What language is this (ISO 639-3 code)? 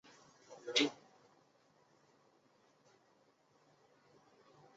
zho